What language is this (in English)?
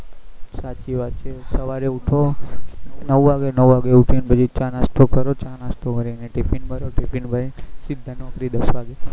Gujarati